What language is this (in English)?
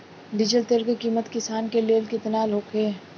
Bhojpuri